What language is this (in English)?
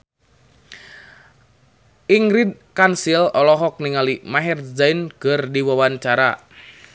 Sundanese